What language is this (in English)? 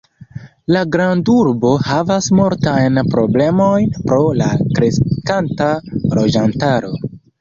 Esperanto